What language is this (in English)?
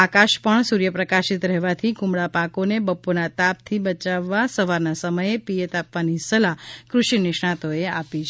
Gujarati